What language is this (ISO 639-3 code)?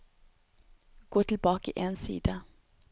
nor